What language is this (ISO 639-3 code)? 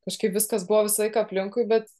lit